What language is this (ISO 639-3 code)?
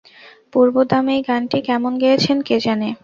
ben